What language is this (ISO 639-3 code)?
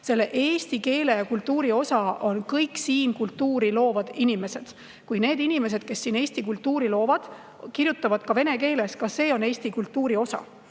est